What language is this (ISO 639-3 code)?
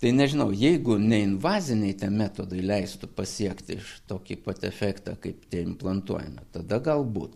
lit